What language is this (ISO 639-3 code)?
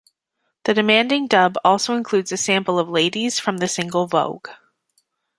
eng